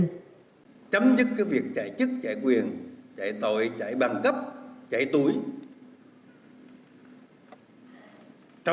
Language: Vietnamese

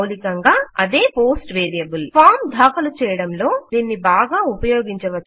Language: Telugu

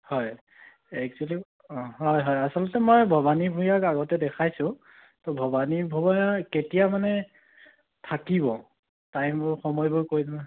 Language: Assamese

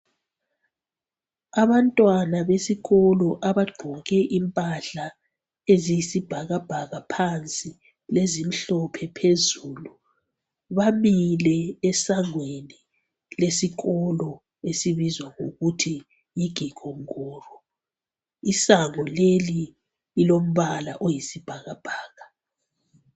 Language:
North Ndebele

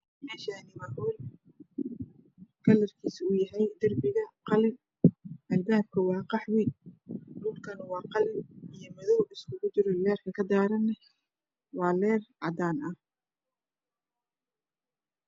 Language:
Somali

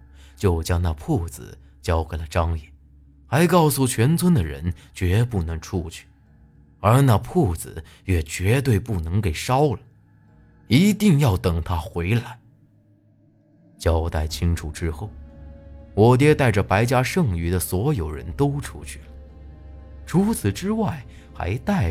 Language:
Chinese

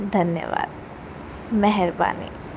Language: Sindhi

